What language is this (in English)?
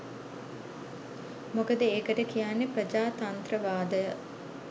Sinhala